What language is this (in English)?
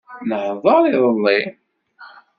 Kabyle